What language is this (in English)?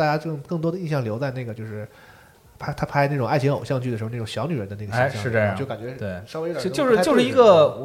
Chinese